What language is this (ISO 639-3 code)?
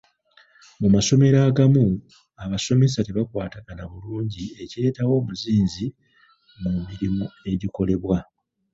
lug